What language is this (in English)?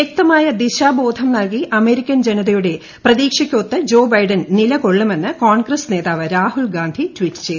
Malayalam